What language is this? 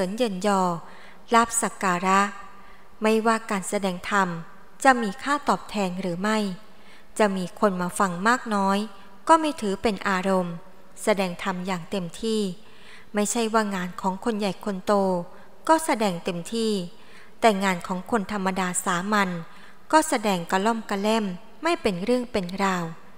Thai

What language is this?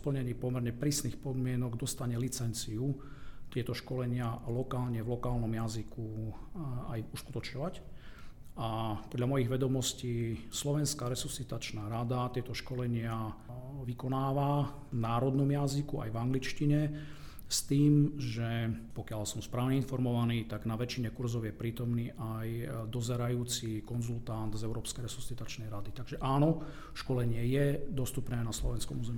Slovak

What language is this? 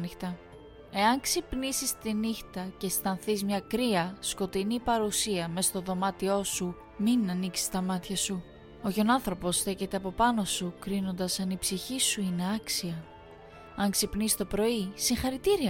Greek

